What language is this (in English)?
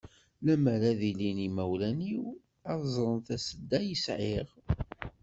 Kabyle